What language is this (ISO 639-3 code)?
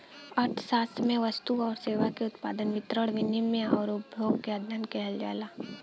bho